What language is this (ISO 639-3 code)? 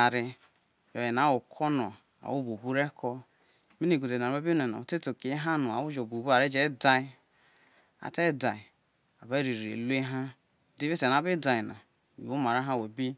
iso